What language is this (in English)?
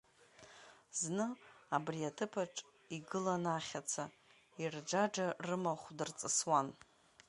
Abkhazian